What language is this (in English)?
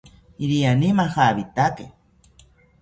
South Ucayali Ashéninka